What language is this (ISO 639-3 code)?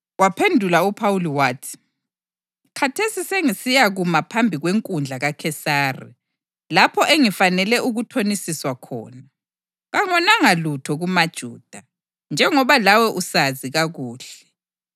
nde